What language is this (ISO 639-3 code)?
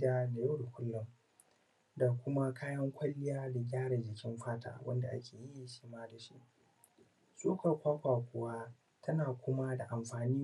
hau